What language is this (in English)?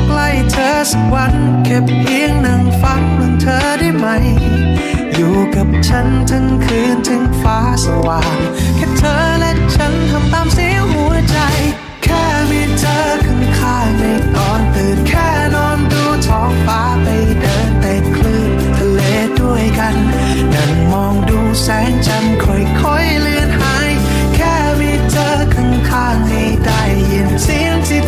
Thai